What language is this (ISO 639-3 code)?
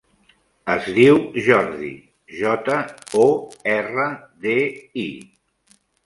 cat